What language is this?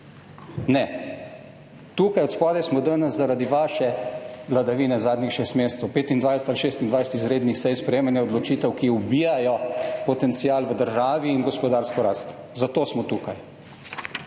Slovenian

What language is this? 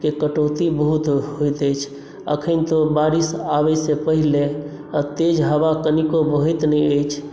Maithili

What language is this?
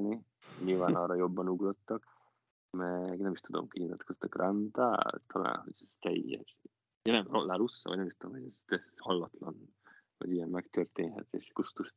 Hungarian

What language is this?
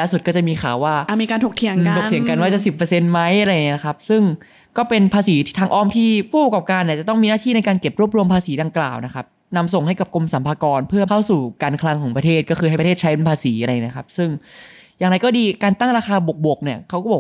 Thai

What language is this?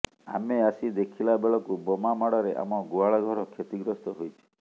Odia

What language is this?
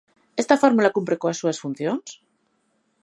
Galician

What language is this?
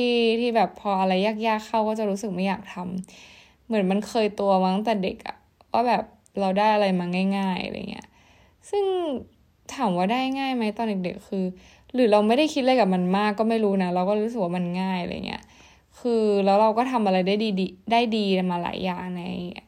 Thai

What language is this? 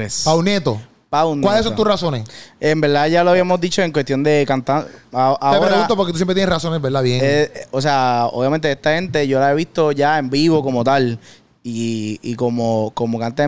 Spanish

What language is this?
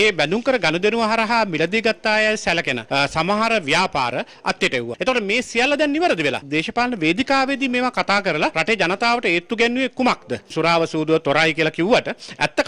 Hindi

